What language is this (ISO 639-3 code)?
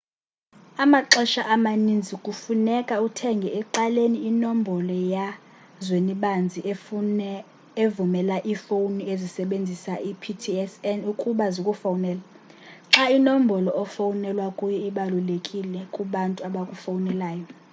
xho